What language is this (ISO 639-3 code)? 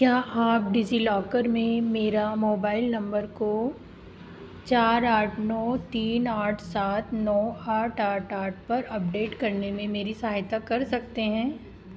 hin